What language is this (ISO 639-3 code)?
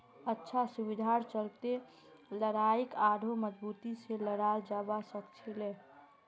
mag